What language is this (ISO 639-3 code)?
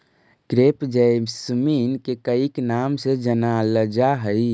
mag